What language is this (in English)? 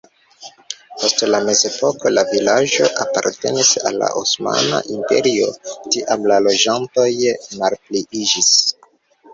Esperanto